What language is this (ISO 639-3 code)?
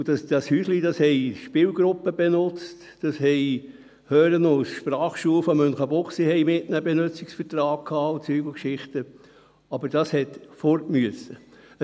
gsw